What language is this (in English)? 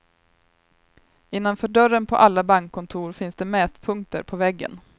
Swedish